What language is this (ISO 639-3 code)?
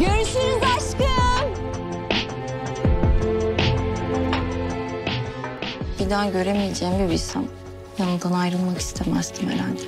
tur